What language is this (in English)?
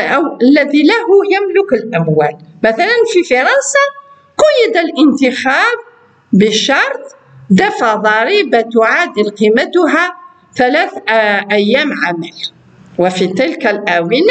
Arabic